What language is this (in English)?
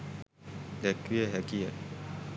Sinhala